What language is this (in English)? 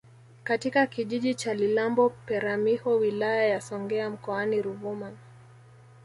Swahili